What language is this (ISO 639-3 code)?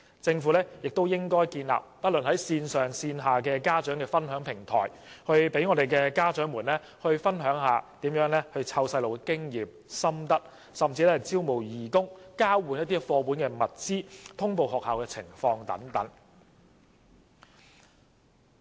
yue